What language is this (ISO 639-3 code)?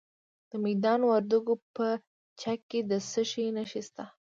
pus